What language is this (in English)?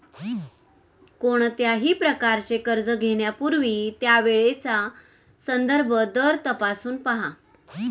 Marathi